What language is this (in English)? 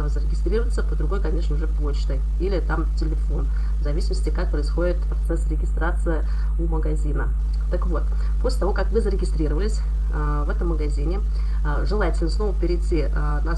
Russian